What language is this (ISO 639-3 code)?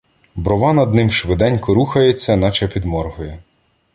ukr